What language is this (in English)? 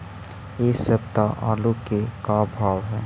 Magahi